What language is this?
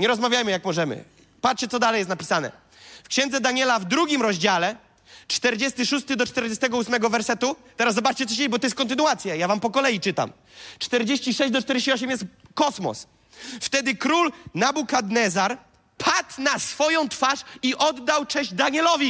Polish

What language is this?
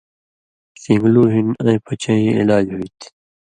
Indus Kohistani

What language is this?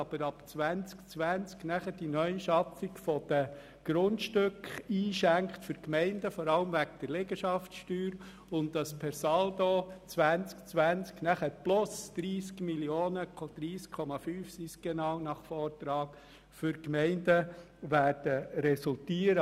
Swiss German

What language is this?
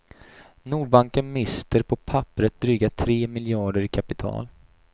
Swedish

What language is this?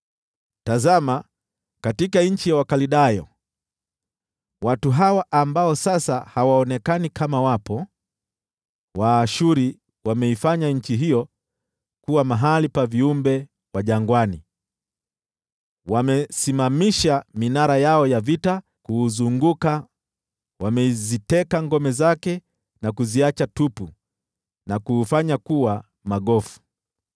Swahili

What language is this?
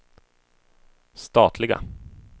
Swedish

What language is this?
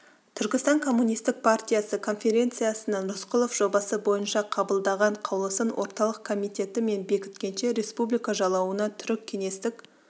Kazakh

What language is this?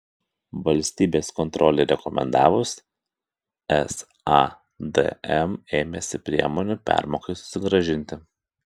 Lithuanian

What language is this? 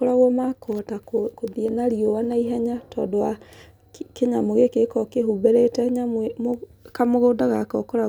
Kikuyu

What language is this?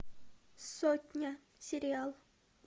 Russian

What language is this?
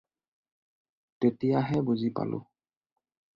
Assamese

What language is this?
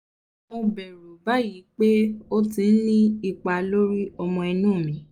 Yoruba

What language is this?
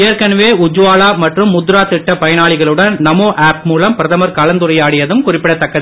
Tamil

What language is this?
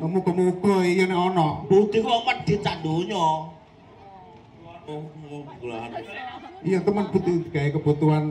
Indonesian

